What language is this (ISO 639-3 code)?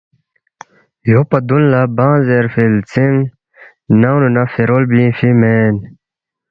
bft